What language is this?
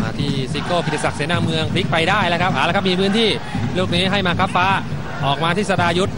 Thai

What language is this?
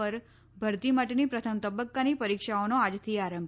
Gujarati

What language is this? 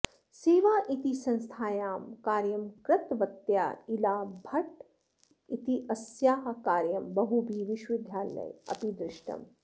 Sanskrit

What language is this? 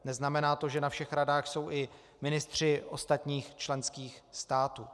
Czech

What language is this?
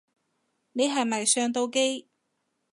Cantonese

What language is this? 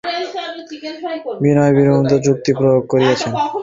Bangla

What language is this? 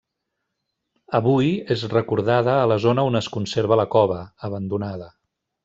Catalan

